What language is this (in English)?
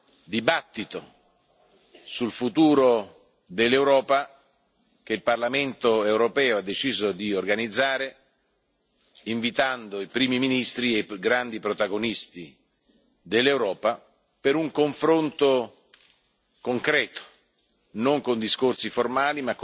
Italian